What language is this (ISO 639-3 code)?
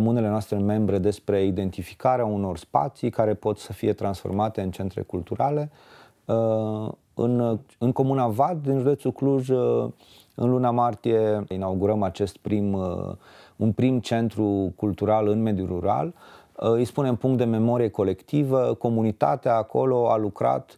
ron